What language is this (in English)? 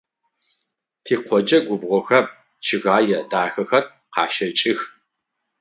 Adyghe